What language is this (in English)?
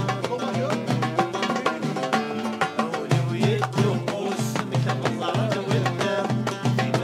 Arabic